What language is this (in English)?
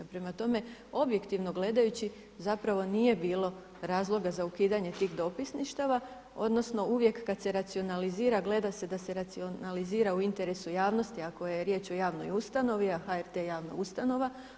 Croatian